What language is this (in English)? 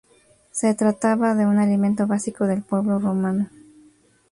Spanish